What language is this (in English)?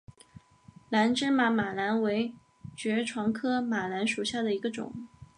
Chinese